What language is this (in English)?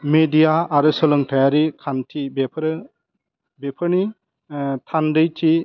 Bodo